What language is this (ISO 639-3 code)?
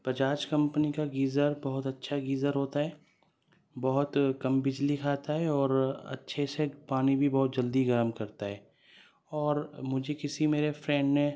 urd